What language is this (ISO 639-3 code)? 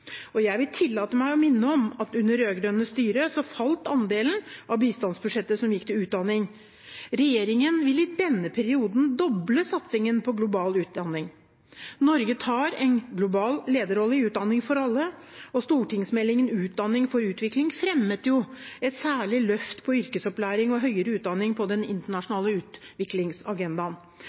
nob